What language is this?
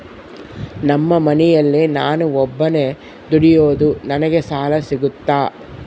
Kannada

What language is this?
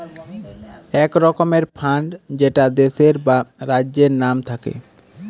Bangla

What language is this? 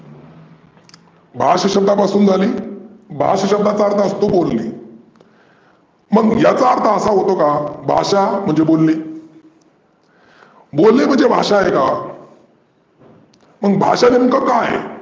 Marathi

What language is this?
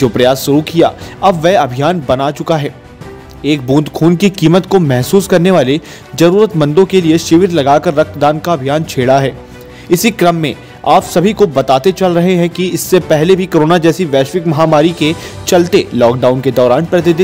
Hindi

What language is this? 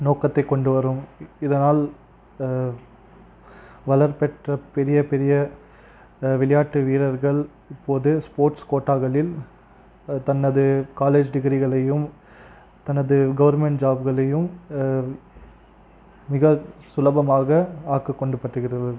Tamil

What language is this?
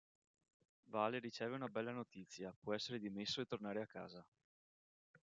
Italian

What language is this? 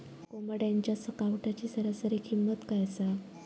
Marathi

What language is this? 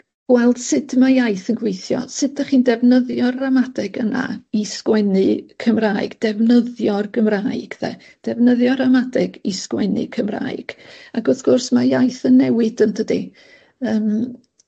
Welsh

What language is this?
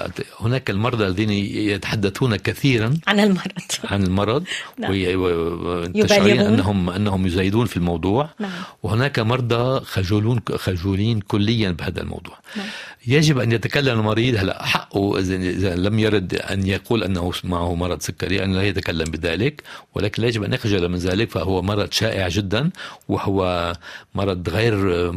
Arabic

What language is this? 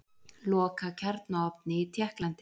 Icelandic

